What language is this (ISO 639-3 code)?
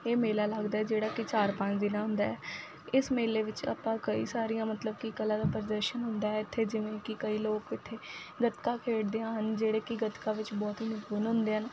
pan